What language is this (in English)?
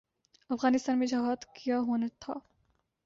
Urdu